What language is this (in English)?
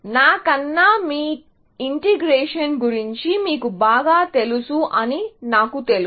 Telugu